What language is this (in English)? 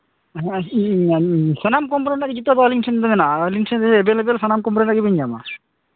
Santali